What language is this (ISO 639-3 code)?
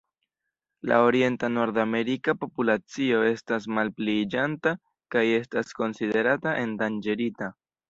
epo